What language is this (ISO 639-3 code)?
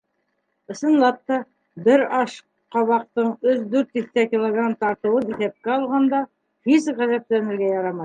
bak